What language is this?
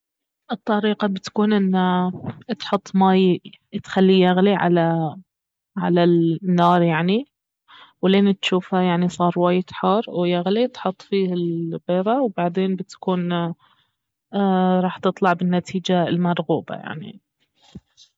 Baharna Arabic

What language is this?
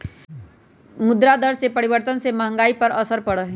Magahi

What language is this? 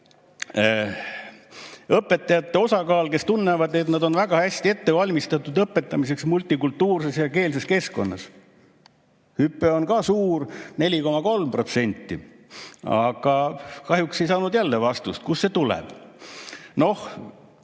Estonian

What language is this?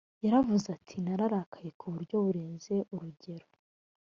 Kinyarwanda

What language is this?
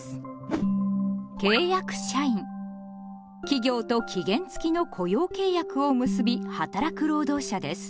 Japanese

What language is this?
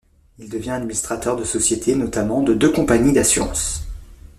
French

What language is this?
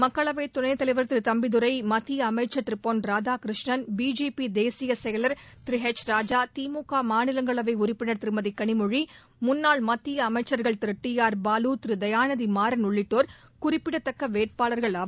Tamil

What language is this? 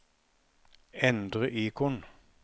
Norwegian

